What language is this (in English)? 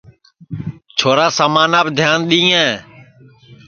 Sansi